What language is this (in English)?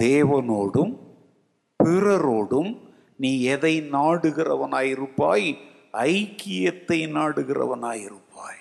Tamil